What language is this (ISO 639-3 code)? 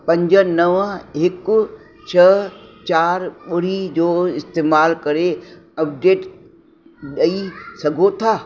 snd